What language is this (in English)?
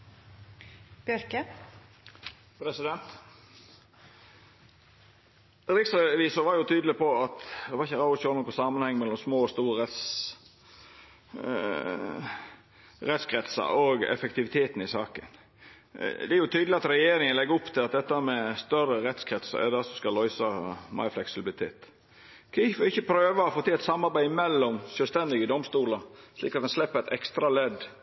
Norwegian Nynorsk